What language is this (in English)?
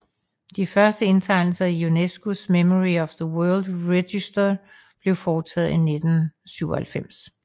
Danish